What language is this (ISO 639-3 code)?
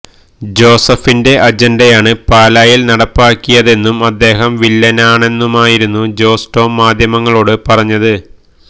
mal